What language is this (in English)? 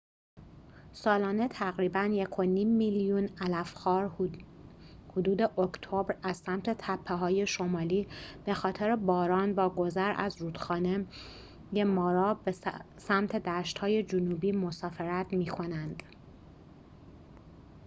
Persian